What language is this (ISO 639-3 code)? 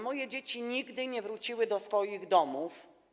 pol